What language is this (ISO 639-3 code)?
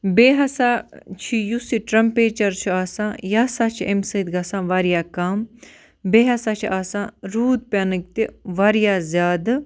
kas